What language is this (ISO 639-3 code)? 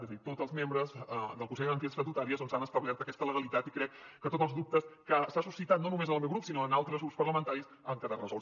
cat